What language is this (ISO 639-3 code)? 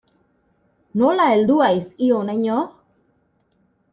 eus